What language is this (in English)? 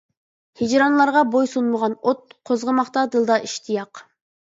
Uyghur